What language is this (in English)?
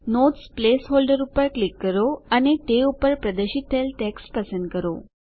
Gujarati